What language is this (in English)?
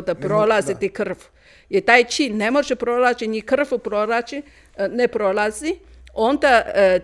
Croatian